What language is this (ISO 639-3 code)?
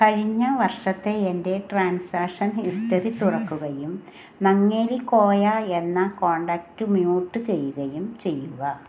mal